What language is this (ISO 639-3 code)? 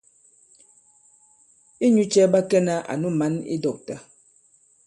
abb